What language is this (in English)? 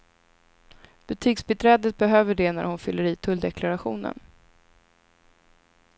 Swedish